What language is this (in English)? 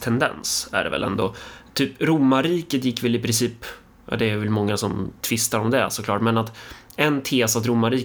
Swedish